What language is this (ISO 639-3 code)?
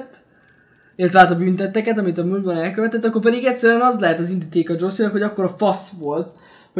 hun